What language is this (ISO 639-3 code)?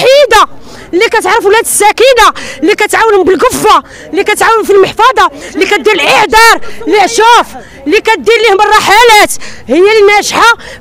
ara